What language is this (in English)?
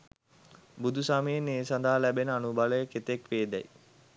Sinhala